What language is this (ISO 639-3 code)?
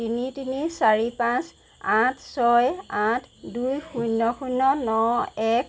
asm